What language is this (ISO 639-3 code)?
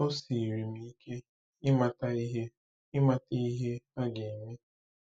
ibo